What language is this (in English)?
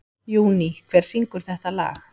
Icelandic